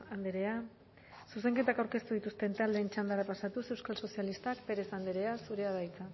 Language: Basque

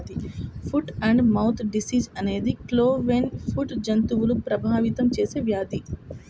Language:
Telugu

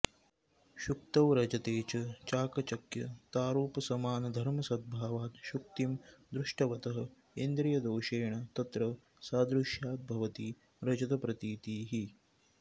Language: Sanskrit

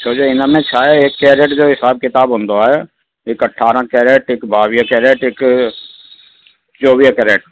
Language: Sindhi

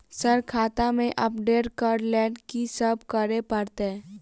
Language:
Maithili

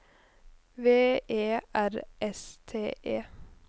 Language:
Norwegian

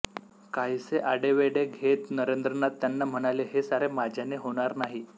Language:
Marathi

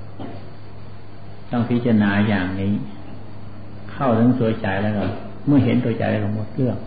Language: Thai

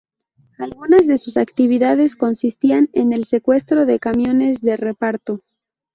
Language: Spanish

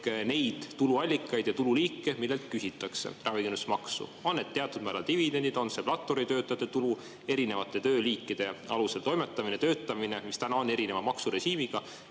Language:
Estonian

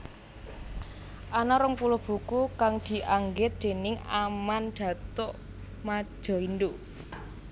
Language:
Javanese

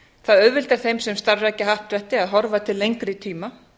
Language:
Icelandic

